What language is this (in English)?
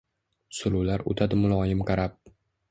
Uzbek